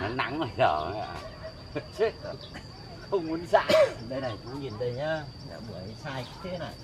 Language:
Vietnamese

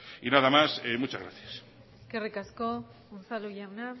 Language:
Basque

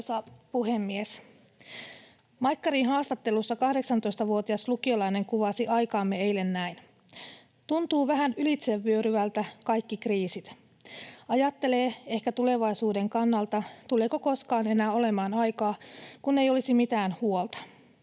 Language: Finnish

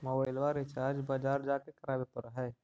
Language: Magahi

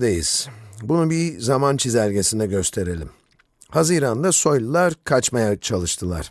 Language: Turkish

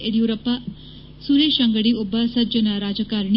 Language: Kannada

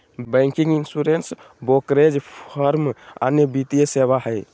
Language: Magahi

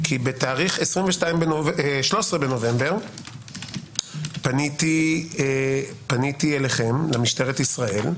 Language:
Hebrew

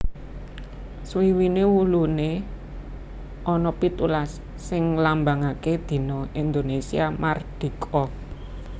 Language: Javanese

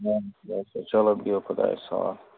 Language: Kashmiri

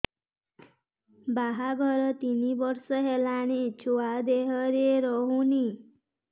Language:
Odia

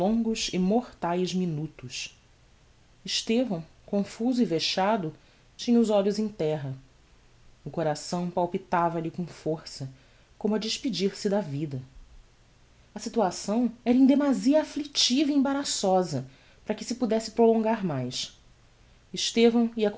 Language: Portuguese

